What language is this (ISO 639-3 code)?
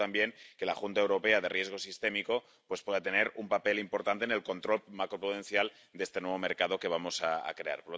spa